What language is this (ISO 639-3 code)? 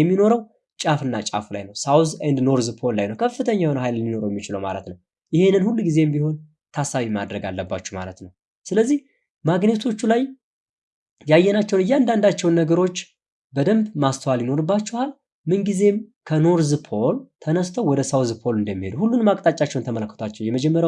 tur